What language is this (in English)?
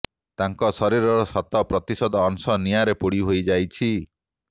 Odia